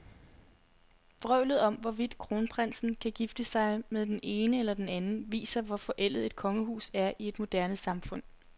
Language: Danish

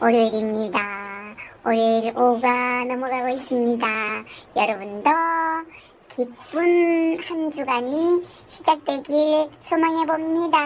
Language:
Korean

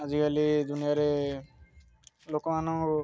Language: Odia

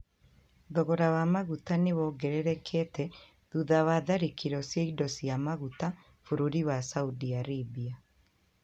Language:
Kikuyu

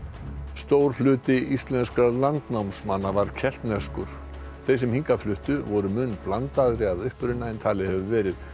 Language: Icelandic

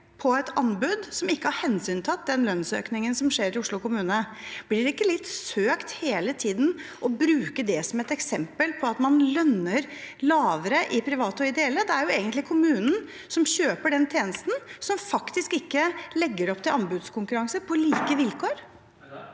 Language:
Norwegian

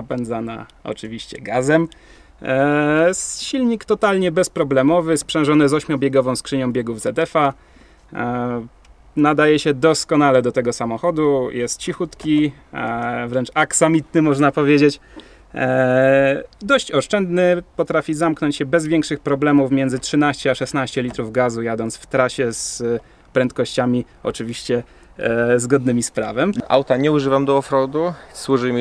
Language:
Polish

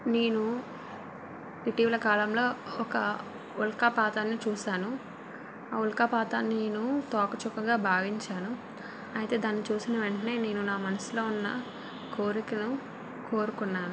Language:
Telugu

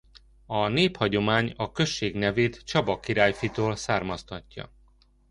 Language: Hungarian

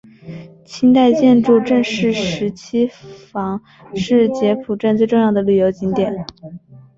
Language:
Chinese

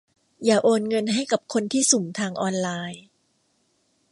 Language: Thai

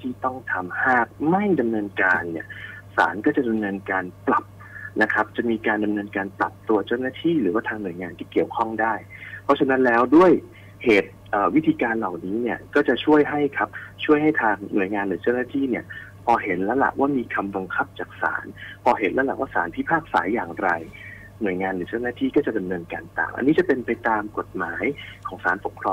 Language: Thai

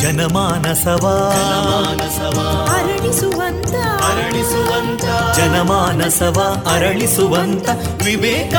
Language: Kannada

